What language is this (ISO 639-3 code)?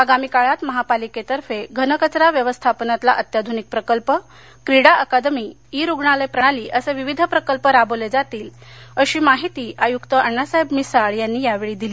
mar